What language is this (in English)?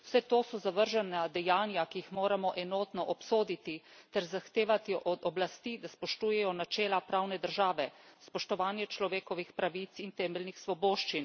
Slovenian